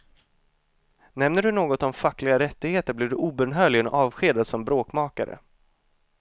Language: Swedish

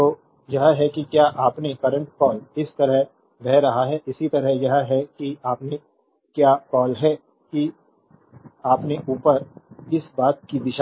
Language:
Hindi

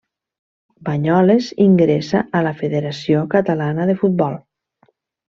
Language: Catalan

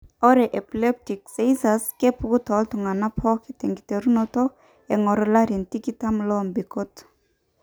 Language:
Masai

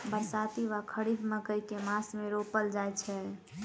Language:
Maithili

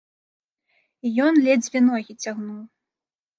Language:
Belarusian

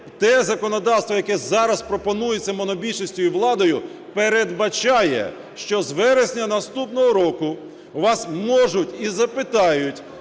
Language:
Ukrainian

